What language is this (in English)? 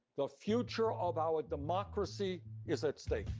English